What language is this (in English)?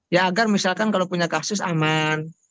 Indonesian